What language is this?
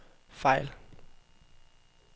Danish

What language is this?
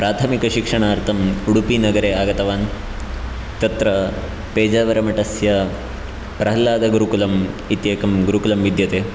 Sanskrit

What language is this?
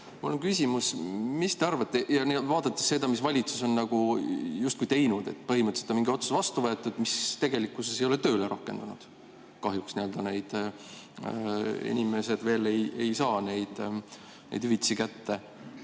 Estonian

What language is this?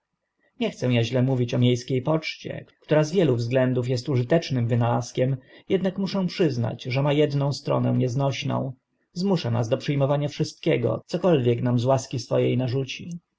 Polish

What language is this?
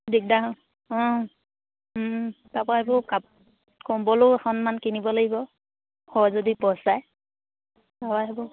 Assamese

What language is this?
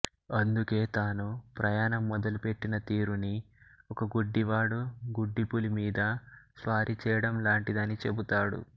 Telugu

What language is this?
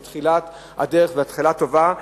Hebrew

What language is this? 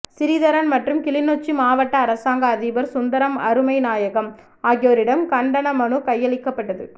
Tamil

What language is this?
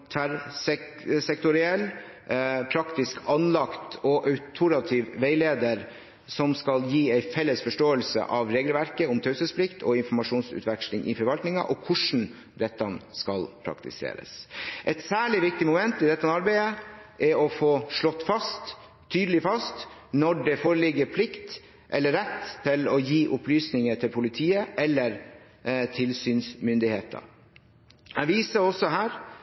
Norwegian Bokmål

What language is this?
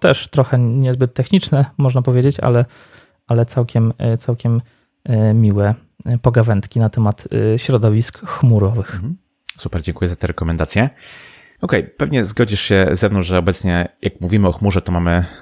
Polish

